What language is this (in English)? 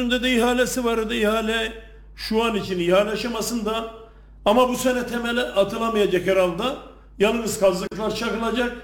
Turkish